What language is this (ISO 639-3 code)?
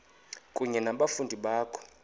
xho